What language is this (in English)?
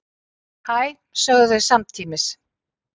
Icelandic